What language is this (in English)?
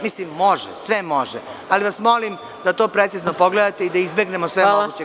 Serbian